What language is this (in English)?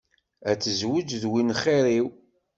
Kabyle